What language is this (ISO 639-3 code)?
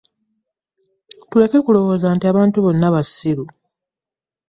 lug